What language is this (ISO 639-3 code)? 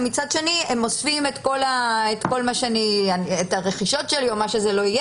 heb